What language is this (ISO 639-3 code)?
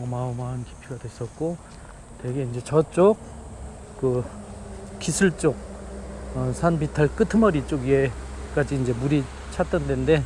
kor